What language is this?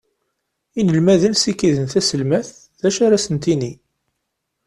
Kabyle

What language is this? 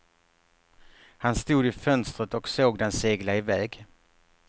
Swedish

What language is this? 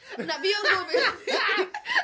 Welsh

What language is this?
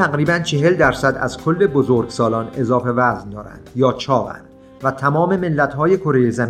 Persian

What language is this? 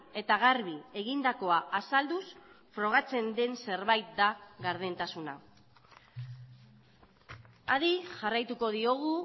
Basque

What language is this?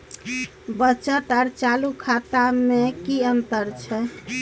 Maithili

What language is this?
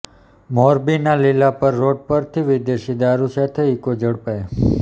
Gujarati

